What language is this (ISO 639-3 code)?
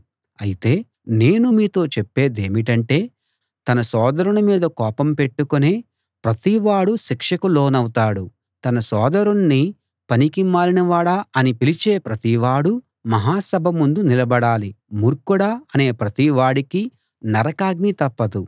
tel